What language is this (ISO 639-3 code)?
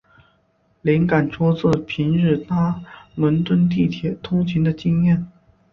zho